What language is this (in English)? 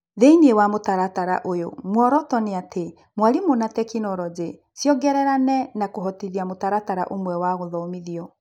Kikuyu